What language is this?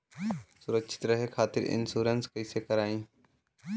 Bhojpuri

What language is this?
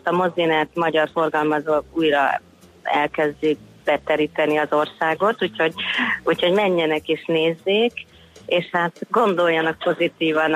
Hungarian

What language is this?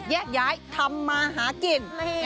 Thai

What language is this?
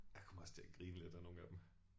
Danish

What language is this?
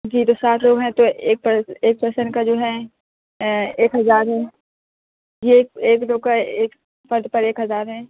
Urdu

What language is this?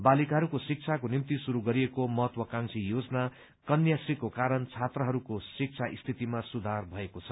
Nepali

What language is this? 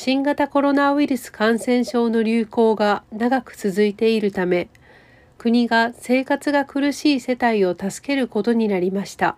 Japanese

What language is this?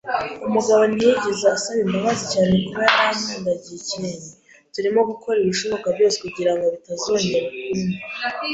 Kinyarwanda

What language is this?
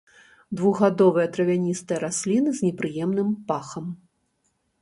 Belarusian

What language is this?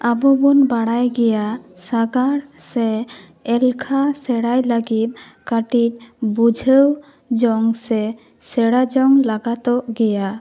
Santali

